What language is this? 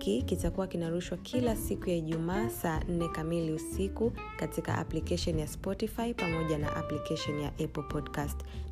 Swahili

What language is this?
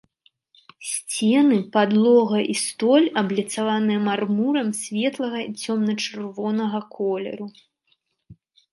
Belarusian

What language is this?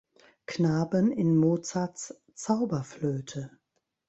German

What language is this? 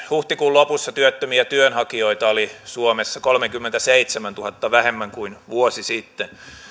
Finnish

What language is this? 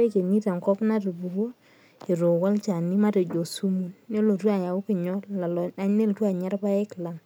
Masai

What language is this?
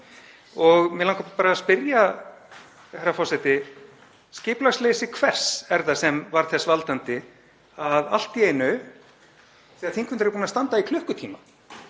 Icelandic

